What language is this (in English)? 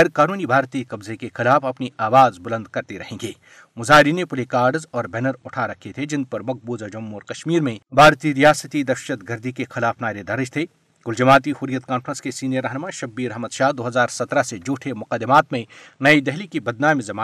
Urdu